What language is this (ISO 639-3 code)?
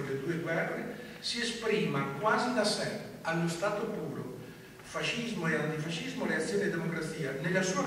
ita